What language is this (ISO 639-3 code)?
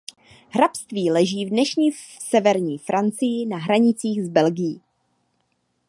ces